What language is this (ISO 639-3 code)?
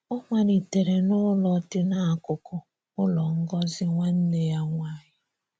ibo